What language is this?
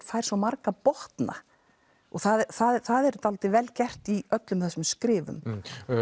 Icelandic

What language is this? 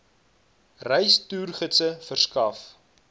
Afrikaans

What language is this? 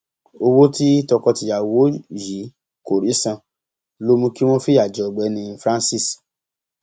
Yoruba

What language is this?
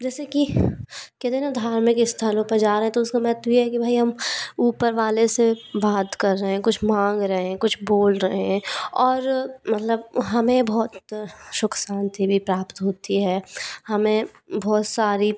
Hindi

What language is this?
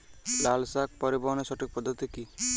Bangla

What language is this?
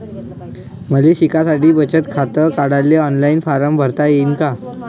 Marathi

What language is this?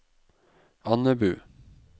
Norwegian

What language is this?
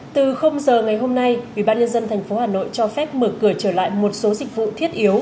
Vietnamese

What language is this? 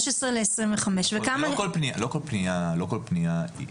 Hebrew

